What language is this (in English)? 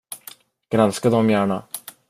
Swedish